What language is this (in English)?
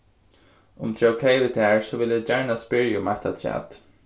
Faroese